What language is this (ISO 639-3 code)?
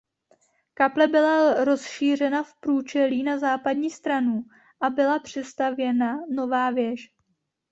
ces